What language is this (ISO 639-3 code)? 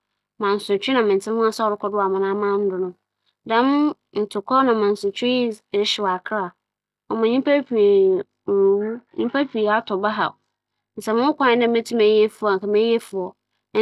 aka